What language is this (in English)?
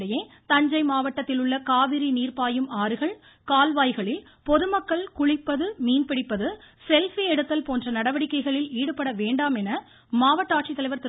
Tamil